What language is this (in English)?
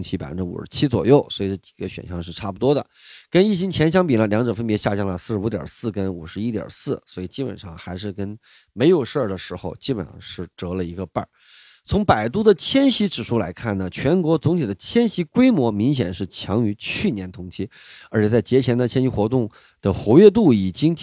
Chinese